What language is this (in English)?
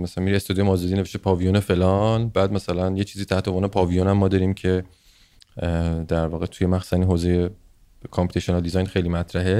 Persian